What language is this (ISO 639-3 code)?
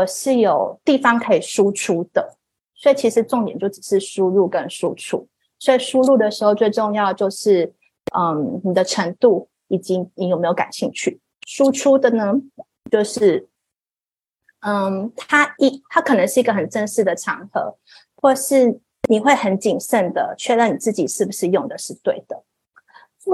zho